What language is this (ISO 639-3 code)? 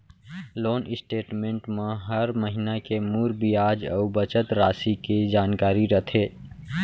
hne